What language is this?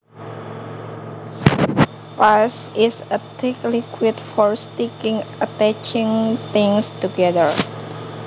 Javanese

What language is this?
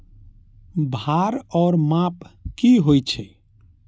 Maithili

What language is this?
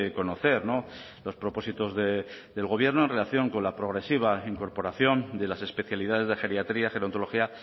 Spanish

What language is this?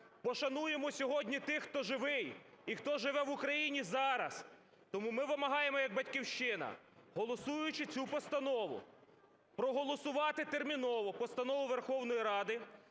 Ukrainian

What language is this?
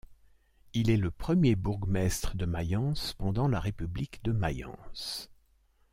French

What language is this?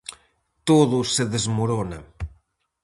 Galician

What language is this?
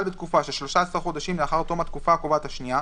Hebrew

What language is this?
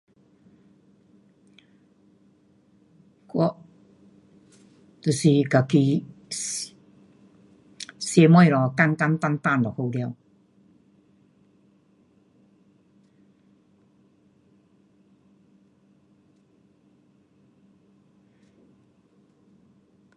Pu-Xian Chinese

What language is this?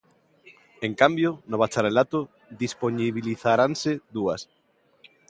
Galician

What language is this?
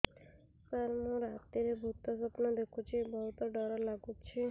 Odia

